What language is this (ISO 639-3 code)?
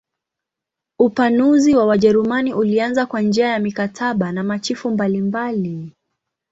swa